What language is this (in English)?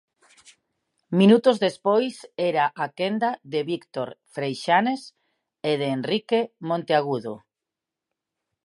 Galician